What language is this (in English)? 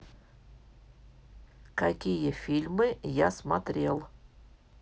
Russian